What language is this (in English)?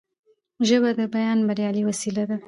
Pashto